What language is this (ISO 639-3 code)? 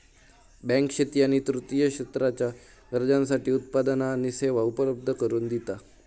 mar